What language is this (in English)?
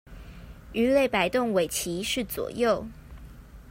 Chinese